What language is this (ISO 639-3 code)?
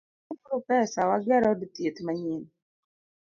luo